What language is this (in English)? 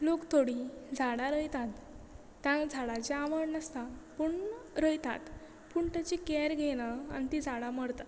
Konkani